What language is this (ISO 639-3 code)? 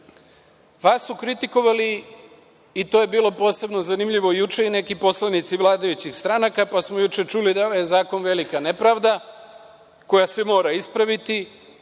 srp